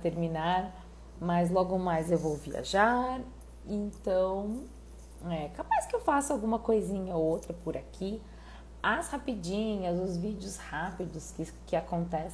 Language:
Portuguese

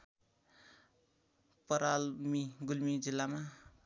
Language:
Nepali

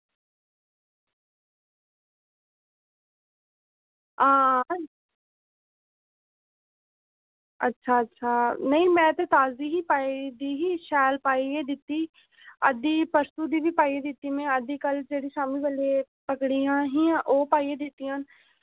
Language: Dogri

